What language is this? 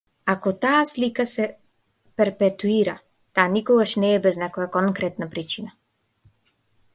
Macedonian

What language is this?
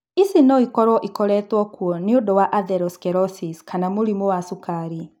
Kikuyu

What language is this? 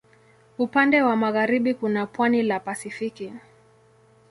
Swahili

